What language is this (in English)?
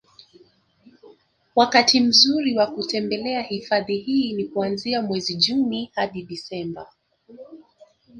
Swahili